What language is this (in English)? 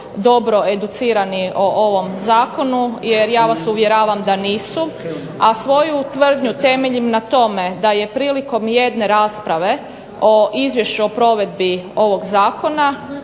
Croatian